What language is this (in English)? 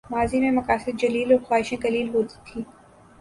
Urdu